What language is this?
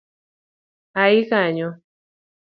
Luo (Kenya and Tanzania)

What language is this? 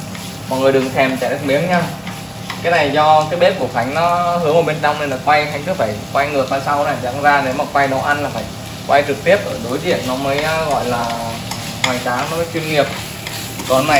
Vietnamese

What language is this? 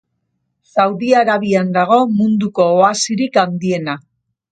Basque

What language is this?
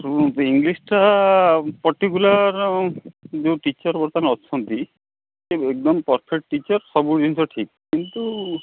Odia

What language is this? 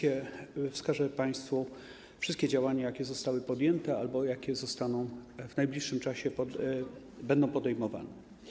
Polish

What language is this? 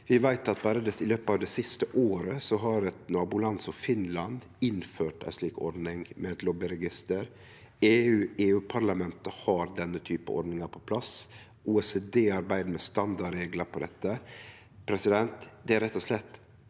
Norwegian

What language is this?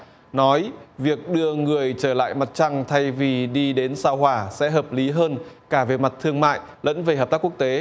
Vietnamese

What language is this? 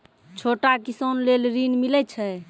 Maithili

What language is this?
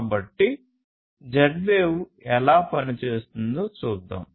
Telugu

